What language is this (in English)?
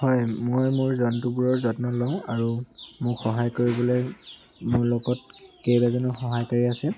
Assamese